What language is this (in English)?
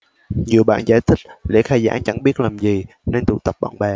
Vietnamese